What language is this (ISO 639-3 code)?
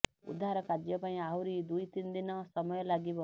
ori